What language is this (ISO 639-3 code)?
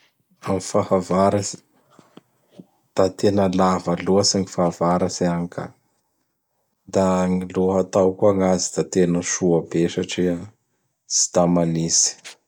bhr